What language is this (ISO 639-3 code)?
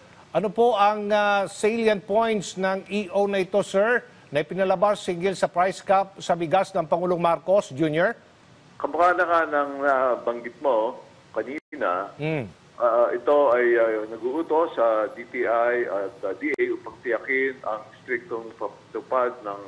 fil